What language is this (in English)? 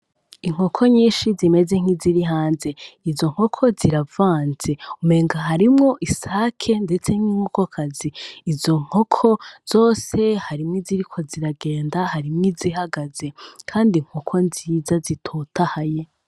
Rundi